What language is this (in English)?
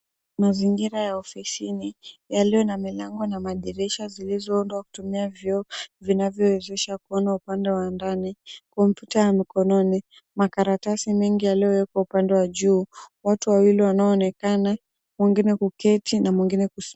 Swahili